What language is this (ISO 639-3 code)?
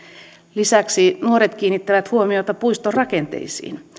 fin